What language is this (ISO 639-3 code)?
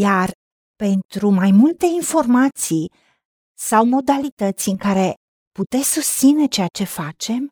ron